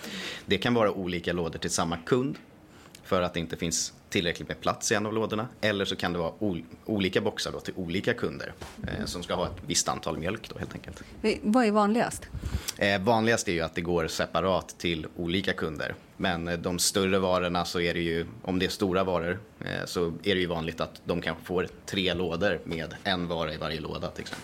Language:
Swedish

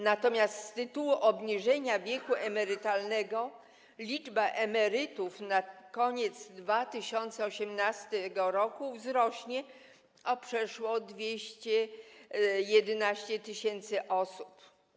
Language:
Polish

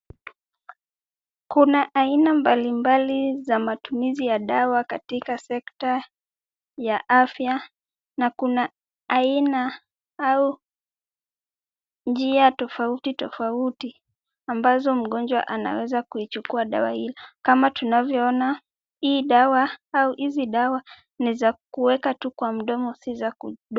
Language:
Swahili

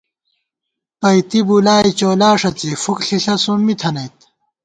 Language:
Gawar-Bati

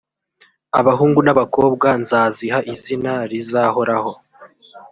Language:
Kinyarwanda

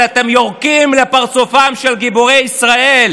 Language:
Hebrew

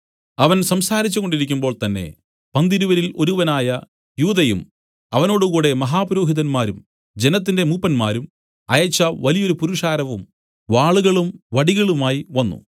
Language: Malayalam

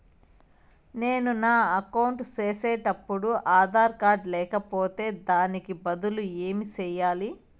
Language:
Telugu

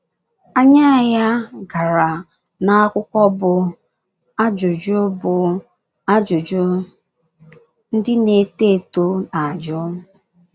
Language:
Igbo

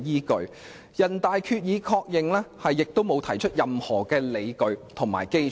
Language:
Cantonese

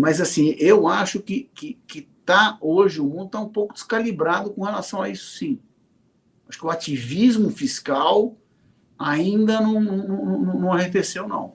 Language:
Portuguese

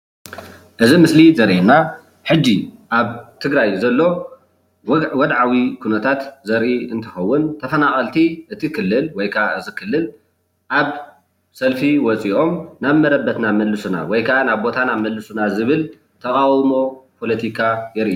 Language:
Tigrinya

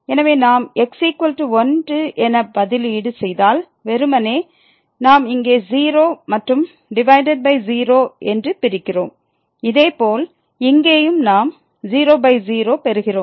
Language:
Tamil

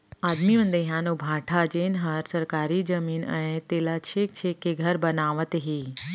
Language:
Chhattisgarhi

